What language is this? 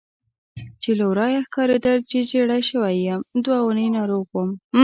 Pashto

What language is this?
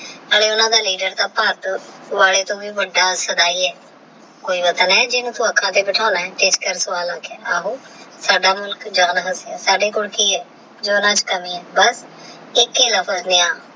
Punjabi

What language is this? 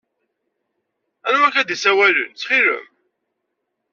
Kabyle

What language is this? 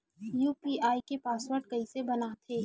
Chhattisgarhi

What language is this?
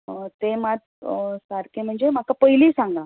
Konkani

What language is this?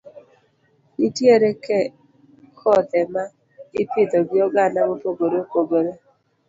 Luo (Kenya and Tanzania)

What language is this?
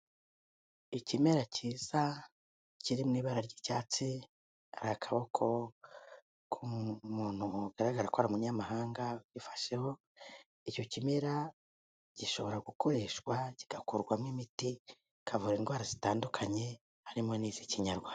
Kinyarwanda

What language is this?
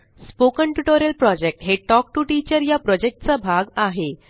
Marathi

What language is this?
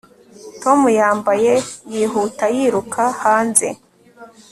Kinyarwanda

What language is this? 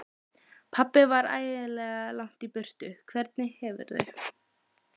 Icelandic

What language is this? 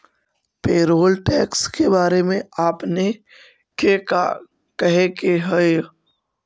Magahi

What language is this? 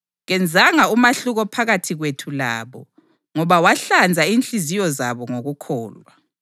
North Ndebele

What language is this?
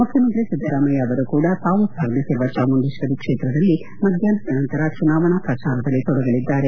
Kannada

